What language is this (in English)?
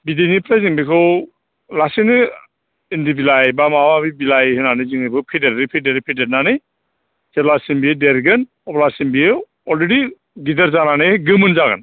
Bodo